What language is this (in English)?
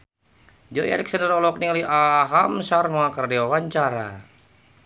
Sundanese